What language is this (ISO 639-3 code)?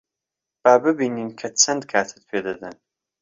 ckb